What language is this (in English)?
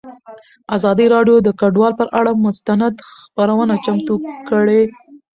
Pashto